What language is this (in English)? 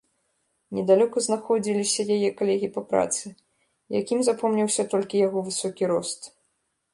Belarusian